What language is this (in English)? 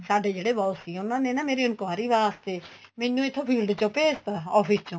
Punjabi